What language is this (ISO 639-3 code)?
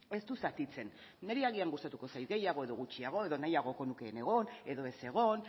eus